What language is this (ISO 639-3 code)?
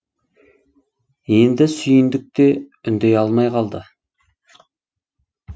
kaz